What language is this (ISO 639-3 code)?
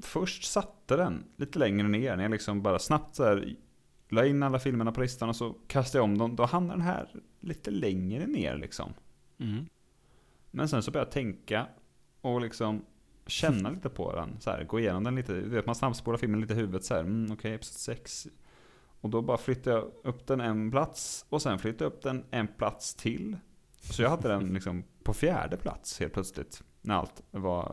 swe